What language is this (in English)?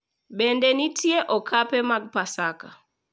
Luo (Kenya and Tanzania)